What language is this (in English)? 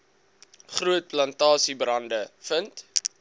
Afrikaans